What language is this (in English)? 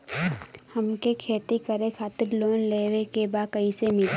Bhojpuri